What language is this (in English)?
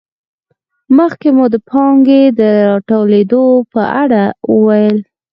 Pashto